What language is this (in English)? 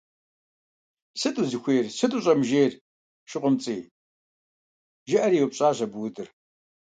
Kabardian